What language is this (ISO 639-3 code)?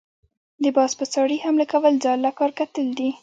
pus